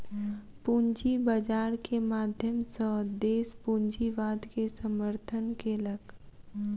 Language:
Maithili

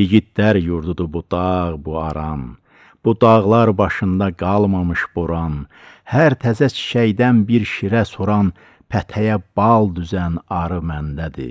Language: Turkish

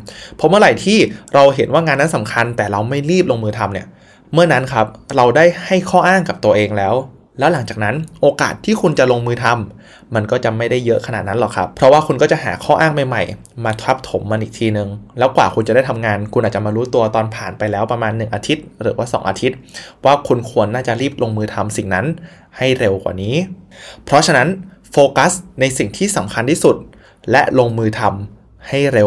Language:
Thai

